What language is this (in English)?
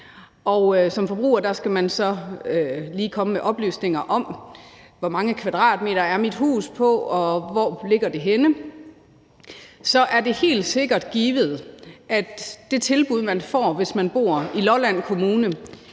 Danish